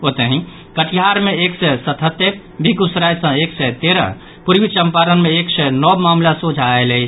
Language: Maithili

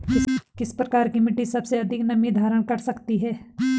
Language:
Hindi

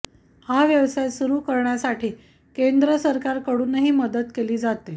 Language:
Marathi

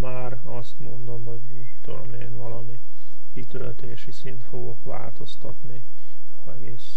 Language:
Hungarian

